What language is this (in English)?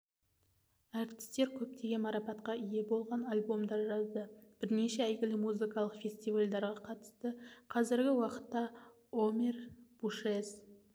Kazakh